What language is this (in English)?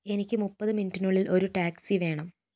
Malayalam